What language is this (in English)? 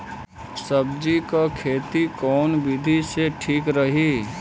Bhojpuri